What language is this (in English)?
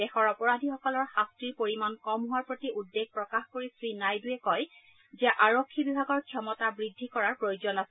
Assamese